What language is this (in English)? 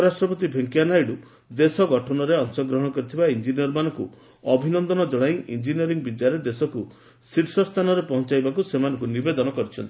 Odia